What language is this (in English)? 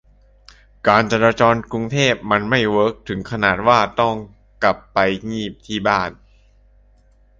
Thai